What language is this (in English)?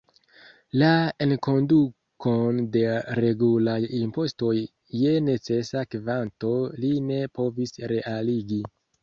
Esperanto